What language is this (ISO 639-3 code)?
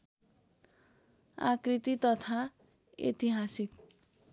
nep